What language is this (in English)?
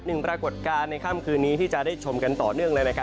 Thai